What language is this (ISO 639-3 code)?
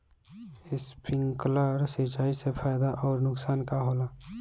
bho